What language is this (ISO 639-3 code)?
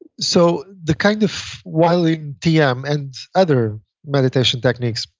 eng